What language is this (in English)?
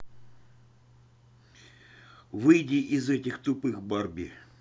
Russian